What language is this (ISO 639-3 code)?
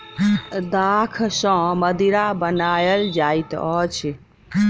mai